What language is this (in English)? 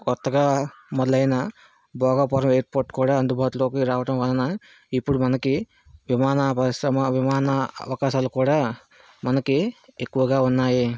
Telugu